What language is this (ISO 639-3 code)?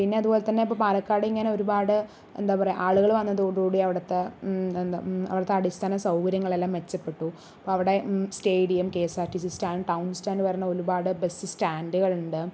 mal